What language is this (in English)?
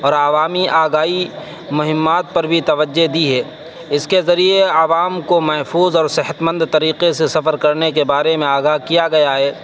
Urdu